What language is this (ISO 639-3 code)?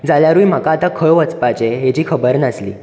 kok